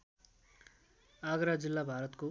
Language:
Nepali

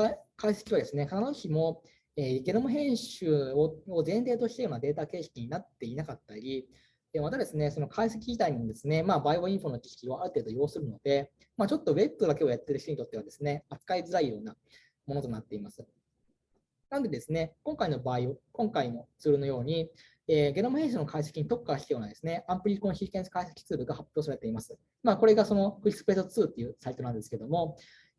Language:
Japanese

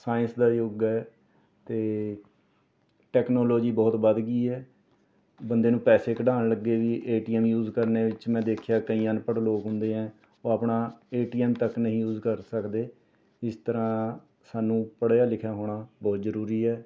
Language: Punjabi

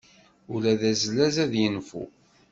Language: Kabyle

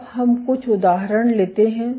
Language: Hindi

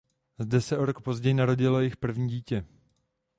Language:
Czech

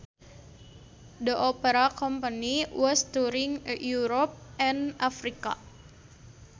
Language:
Sundanese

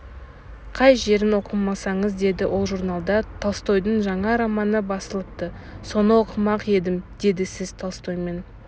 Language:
Kazakh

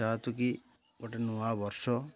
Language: Odia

